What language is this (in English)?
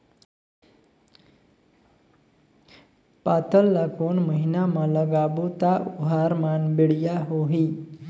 Chhattisgarhi